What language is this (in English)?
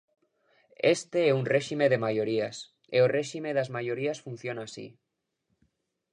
Galician